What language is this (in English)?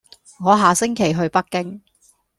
Cantonese